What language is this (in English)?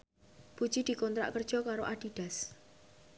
Javanese